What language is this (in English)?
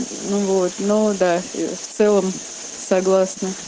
Russian